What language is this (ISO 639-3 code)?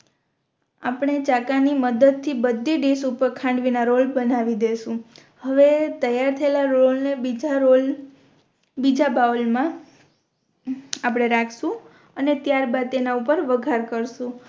guj